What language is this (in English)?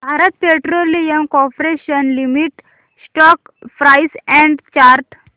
Marathi